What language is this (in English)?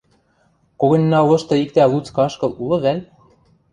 Western Mari